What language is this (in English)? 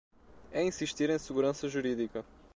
Portuguese